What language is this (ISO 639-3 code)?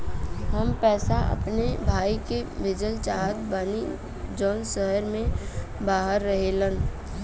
bho